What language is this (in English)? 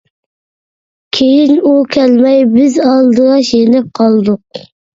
Uyghur